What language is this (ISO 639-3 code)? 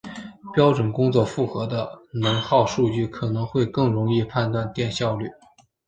zho